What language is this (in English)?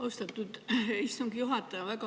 Estonian